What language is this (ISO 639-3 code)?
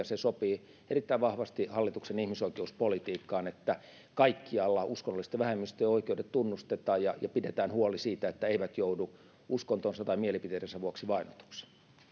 fin